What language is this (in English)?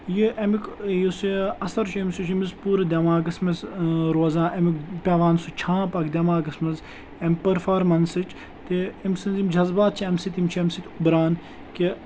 Kashmiri